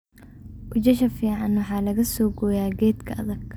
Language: Somali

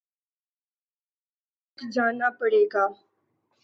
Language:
Urdu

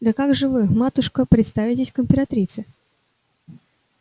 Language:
Russian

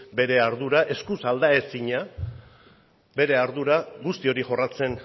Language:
Basque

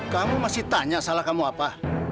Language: Indonesian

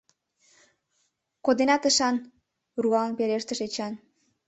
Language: Mari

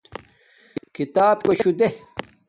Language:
Domaaki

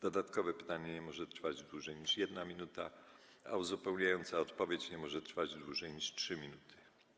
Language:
Polish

